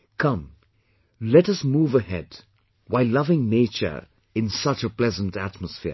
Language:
English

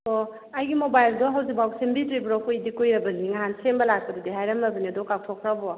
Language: Manipuri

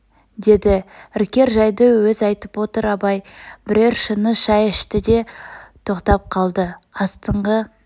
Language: Kazakh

